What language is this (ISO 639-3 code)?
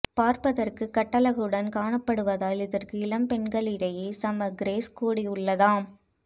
tam